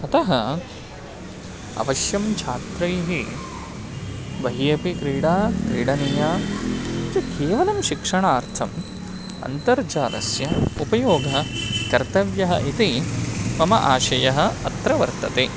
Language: Sanskrit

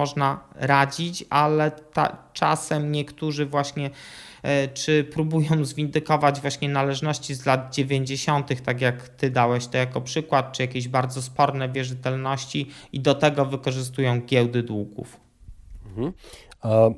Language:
Polish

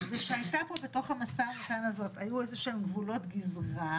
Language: Hebrew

